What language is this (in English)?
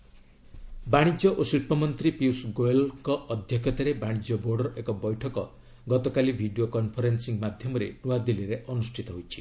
Odia